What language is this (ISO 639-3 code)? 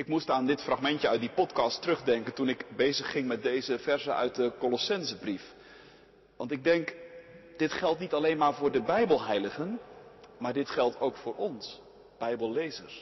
nld